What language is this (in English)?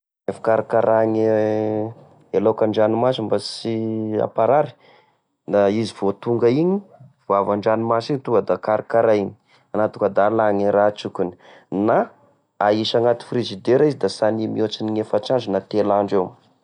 Tesaka Malagasy